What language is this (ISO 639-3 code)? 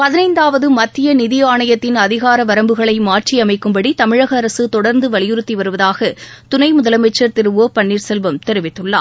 tam